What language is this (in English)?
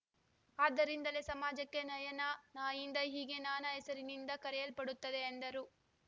Kannada